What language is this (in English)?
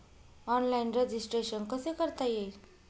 Marathi